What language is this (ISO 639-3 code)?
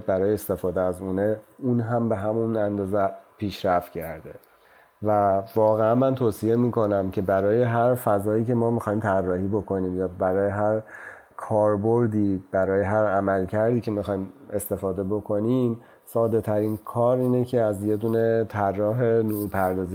fas